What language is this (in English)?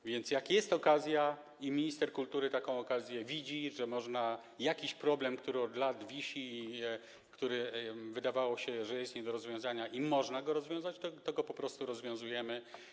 Polish